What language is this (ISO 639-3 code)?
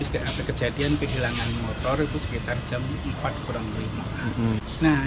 ind